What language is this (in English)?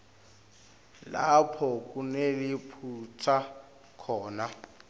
Swati